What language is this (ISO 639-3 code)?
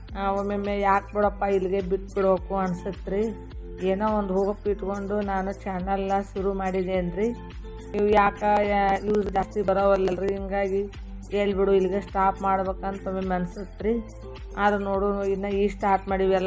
kan